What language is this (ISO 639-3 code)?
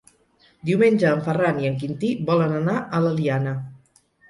cat